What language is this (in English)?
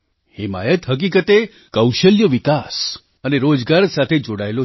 Gujarati